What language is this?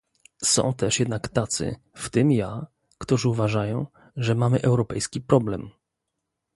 Polish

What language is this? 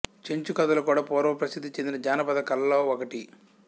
Telugu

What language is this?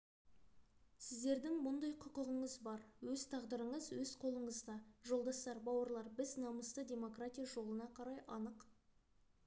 Kazakh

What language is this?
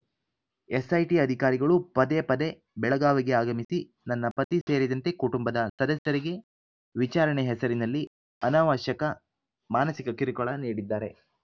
Kannada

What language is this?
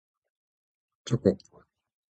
Japanese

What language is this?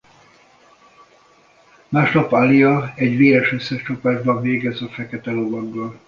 Hungarian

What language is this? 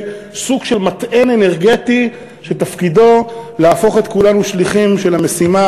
Hebrew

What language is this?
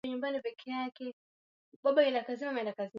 Swahili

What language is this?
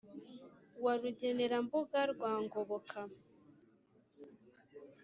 Kinyarwanda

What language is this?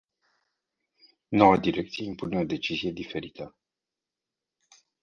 Romanian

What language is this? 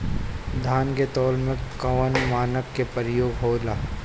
Bhojpuri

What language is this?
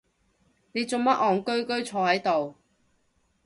Cantonese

